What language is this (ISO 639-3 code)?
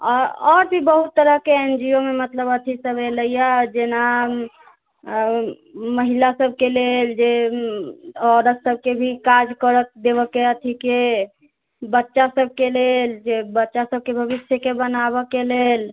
mai